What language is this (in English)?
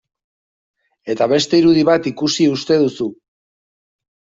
Basque